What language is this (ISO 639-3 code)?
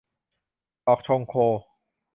tha